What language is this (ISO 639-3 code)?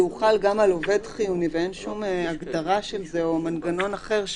heb